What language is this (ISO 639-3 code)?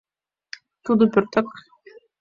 chm